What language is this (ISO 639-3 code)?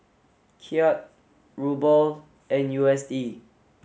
eng